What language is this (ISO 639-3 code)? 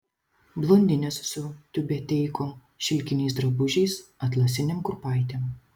lit